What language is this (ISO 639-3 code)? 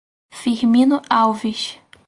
por